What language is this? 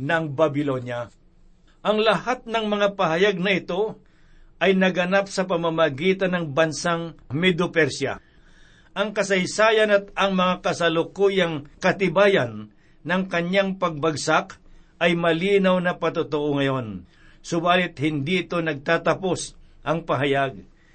Filipino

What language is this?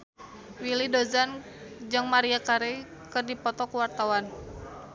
Sundanese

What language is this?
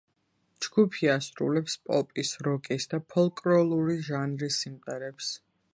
Georgian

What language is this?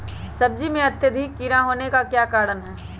Magahi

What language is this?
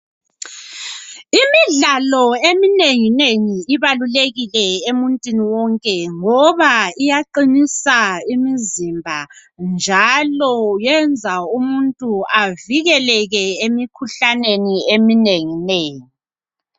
North Ndebele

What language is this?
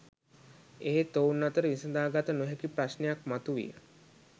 Sinhala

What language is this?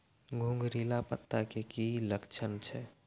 Maithili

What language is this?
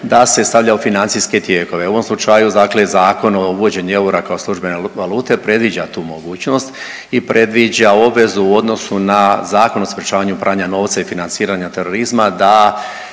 Croatian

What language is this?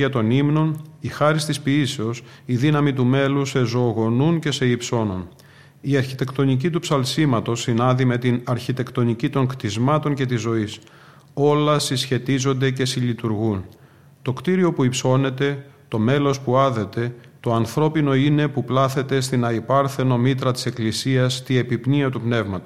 Greek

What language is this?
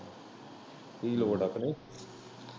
Punjabi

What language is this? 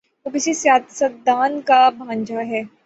Urdu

